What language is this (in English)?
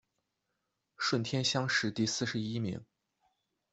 Chinese